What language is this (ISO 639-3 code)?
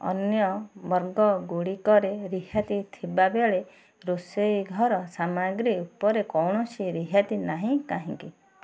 ori